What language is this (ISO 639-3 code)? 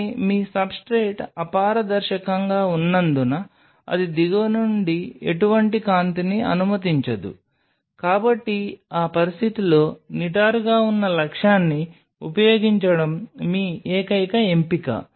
tel